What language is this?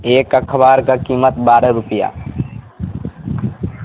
Urdu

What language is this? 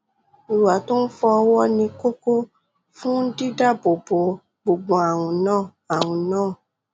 Yoruba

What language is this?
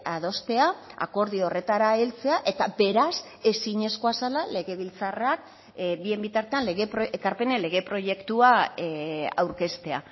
Basque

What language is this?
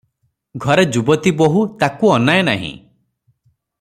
Odia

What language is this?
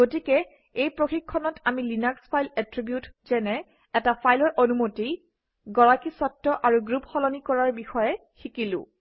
Assamese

